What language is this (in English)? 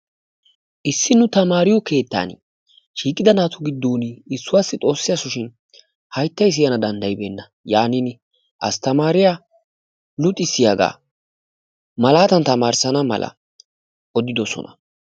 Wolaytta